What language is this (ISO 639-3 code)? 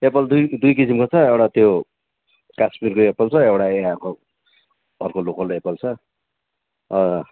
nep